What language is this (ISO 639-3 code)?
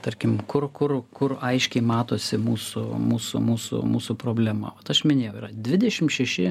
lit